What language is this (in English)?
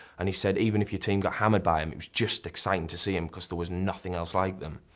English